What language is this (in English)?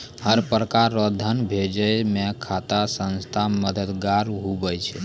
Maithili